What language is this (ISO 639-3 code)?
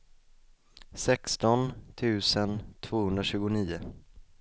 swe